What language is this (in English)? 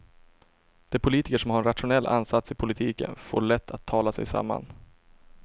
Swedish